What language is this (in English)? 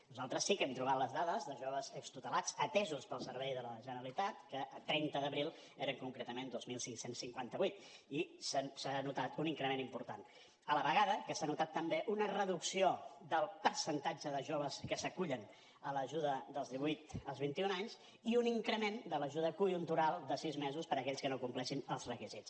Catalan